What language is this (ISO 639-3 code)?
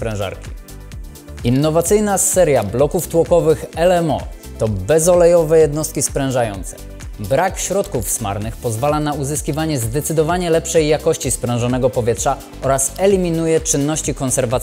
pol